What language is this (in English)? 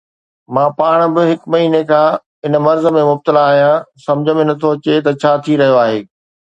Sindhi